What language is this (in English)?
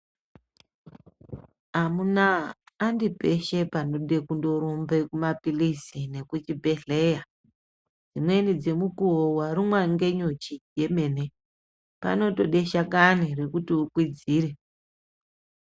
Ndau